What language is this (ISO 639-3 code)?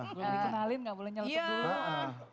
ind